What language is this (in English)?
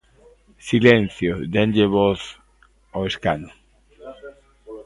Galician